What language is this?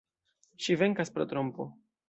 Esperanto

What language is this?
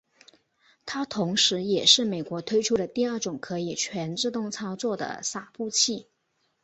Chinese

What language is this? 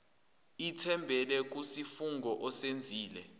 Zulu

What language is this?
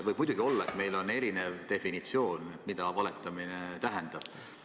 Estonian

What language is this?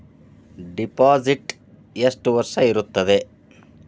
Kannada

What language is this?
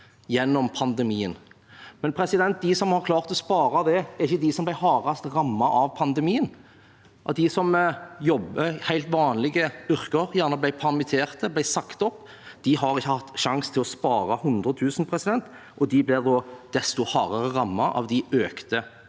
Norwegian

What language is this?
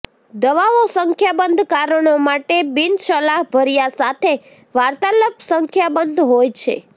Gujarati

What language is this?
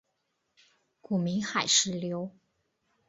Chinese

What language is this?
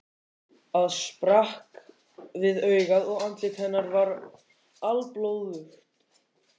Icelandic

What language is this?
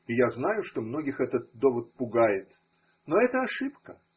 Russian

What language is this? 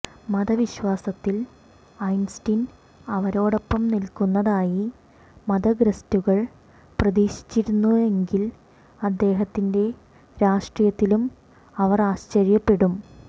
Malayalam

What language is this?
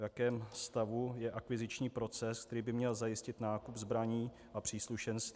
Czech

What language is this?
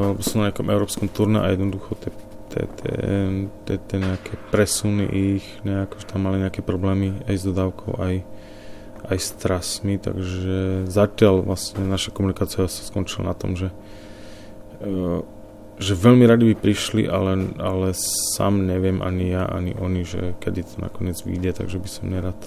Slovak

